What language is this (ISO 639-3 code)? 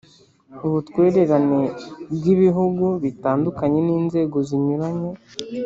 kin